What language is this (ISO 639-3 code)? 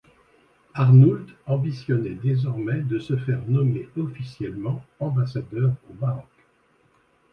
fra